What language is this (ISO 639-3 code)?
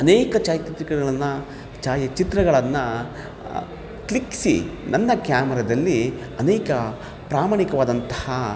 kan